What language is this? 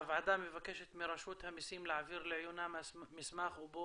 Hebrew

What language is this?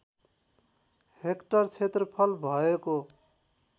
Nepali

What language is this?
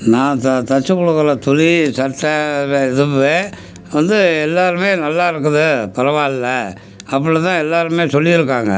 Tamil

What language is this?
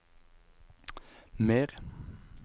Norwegian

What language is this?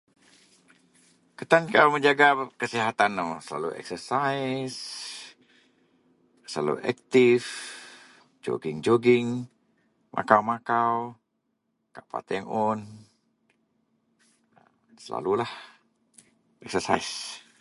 Central Melanau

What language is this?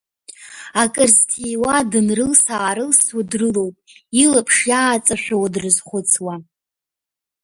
Abkhazian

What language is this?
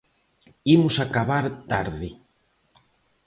Galician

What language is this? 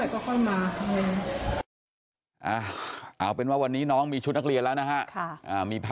Thai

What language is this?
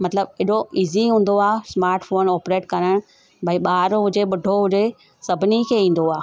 Sindhi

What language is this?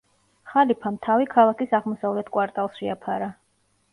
Georgian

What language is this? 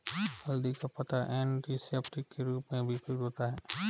Hindi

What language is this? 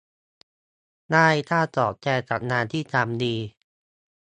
Thai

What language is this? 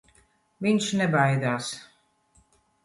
Latvian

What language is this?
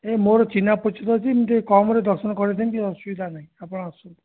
Odia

